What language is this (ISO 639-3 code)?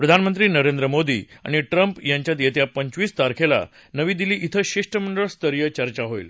mar